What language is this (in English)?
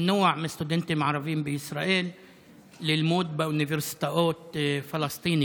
Hebrew